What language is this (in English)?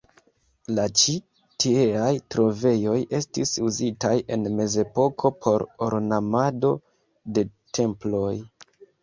Esperanto